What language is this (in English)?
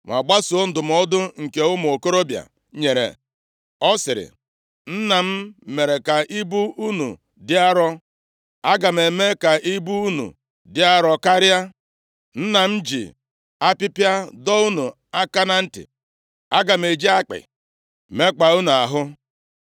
Igbo